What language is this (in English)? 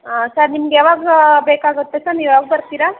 Kannada